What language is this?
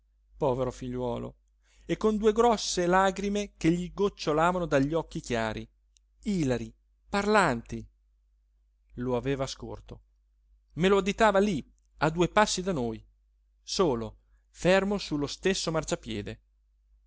Italian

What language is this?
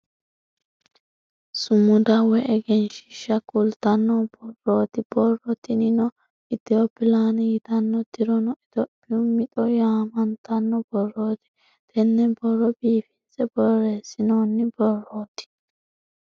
Sidamo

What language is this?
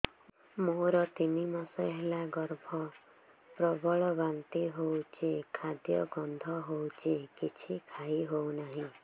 Odia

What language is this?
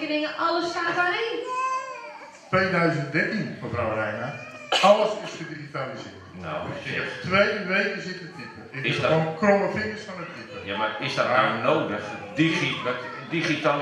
Dutch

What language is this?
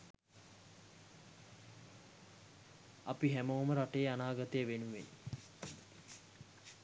Sinhala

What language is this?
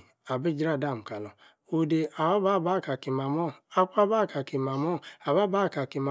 Yace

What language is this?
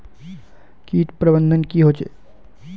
Magahi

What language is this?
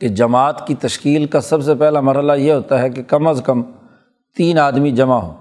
Urdu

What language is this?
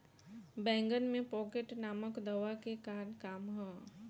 Bhojpuri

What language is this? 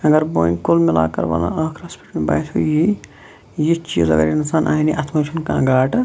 Kashmiri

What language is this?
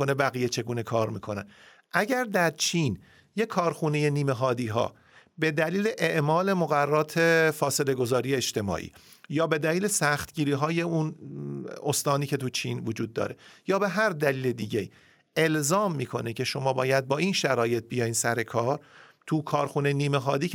Persian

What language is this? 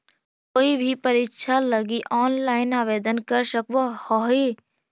Magahi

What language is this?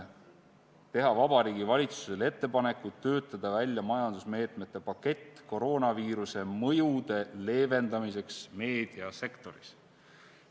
Estonian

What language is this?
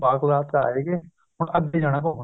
Punjabi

